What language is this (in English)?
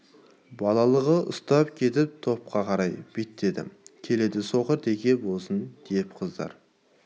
Kazakh